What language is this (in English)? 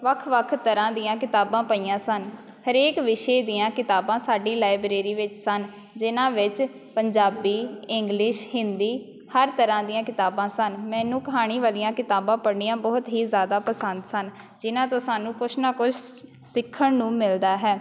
Punjabi